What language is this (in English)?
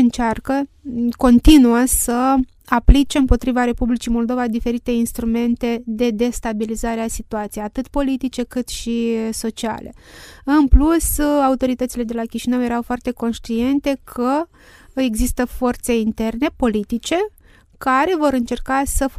Romanian